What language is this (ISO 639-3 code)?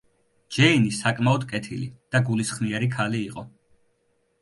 kat